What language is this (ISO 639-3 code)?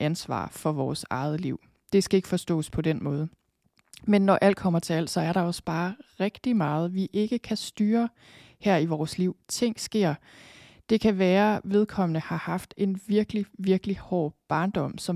dan